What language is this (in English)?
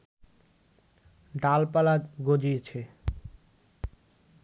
Bangla